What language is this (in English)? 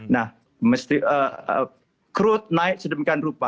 Indonesian